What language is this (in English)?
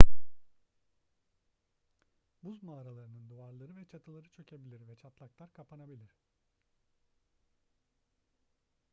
Turkish